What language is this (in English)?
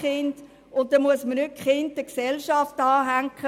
Swiss German